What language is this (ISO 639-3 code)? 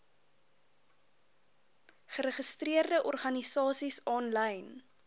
afr